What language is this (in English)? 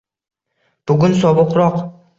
Uzbek